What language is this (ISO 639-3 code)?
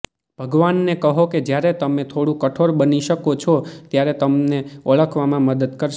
guj